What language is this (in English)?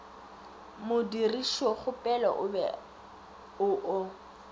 Northern Sotho